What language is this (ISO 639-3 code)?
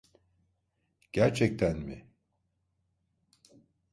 tur